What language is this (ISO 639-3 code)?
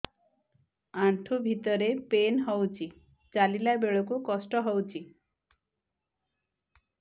ori